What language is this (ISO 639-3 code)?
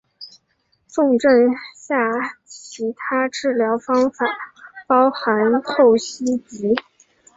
zho